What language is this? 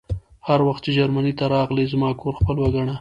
Pashto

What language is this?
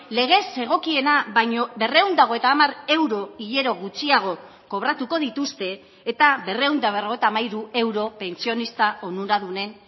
Basque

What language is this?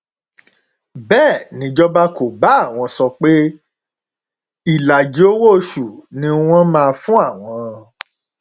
Yoruba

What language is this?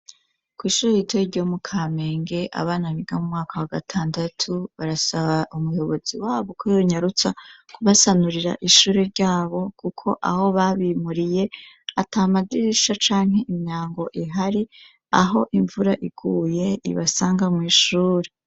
Rundi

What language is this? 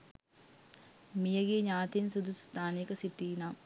Sinhala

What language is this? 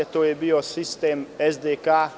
Serbian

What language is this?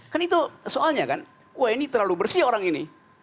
Indonesian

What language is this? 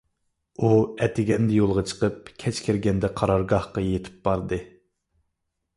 Uyghur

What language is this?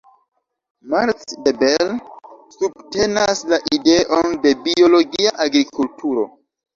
Esperanto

